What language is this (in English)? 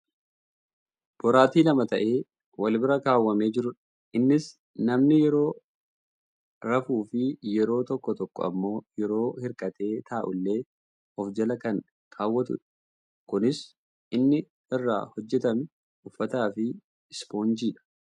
Oromo